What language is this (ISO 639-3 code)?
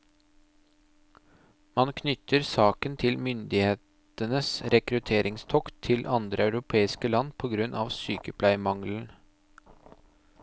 nor